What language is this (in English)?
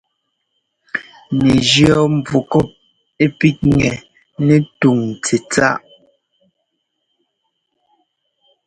Ngomba